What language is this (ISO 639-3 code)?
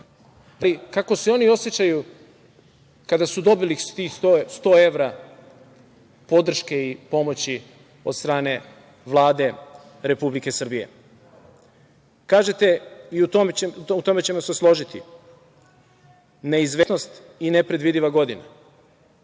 srp